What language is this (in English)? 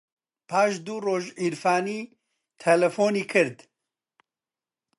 Central Kurdish